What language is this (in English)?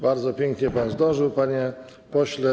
Polish